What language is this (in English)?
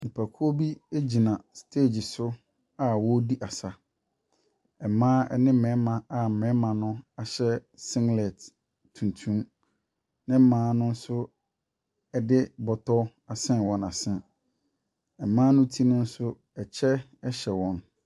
Akan